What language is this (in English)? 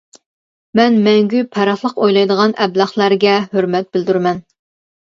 Uyghur